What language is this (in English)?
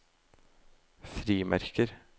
Norwegian